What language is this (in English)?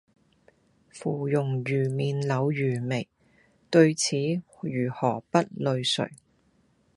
Cantonese